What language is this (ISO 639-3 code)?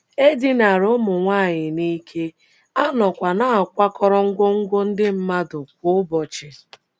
ibo